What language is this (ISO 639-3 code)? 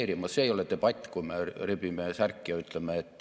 est